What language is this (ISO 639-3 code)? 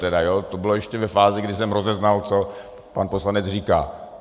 ces